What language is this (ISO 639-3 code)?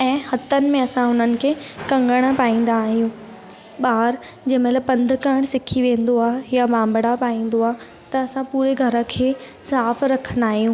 snd